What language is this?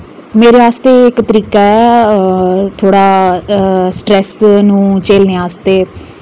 Dogri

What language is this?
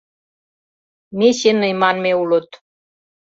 Mari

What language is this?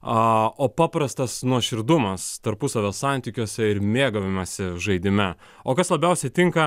Lithuanian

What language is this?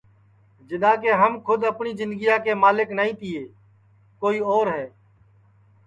Sansi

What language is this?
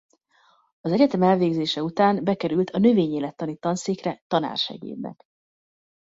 Hungarian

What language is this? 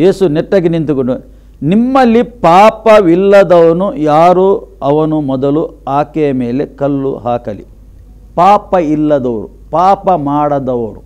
Romanian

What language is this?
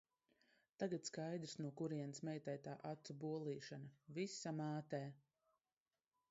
Latvian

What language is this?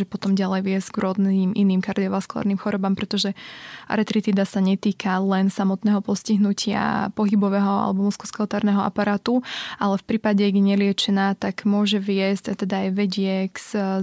Slovak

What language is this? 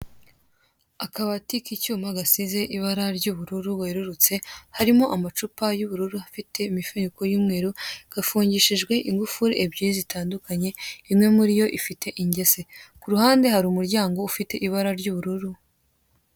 Kinyarwanda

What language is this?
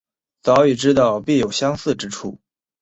Chinese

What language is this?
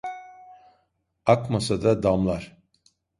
Turkish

